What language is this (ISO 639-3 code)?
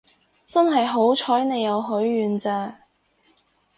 yue